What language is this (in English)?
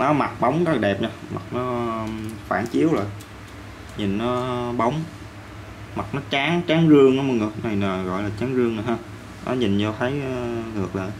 Vietnamese